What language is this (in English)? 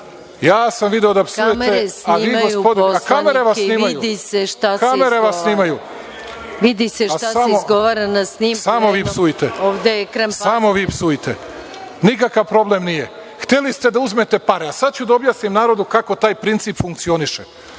Serbian